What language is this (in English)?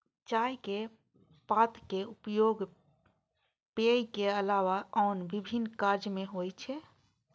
Maithili